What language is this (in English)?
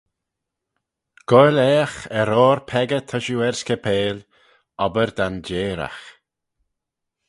Manx